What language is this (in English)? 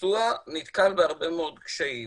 Hebrew